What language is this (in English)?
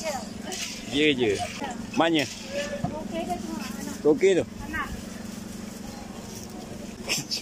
Malay